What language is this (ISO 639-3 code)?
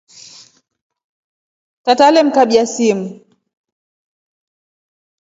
rof